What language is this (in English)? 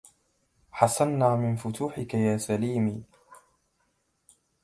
Arabic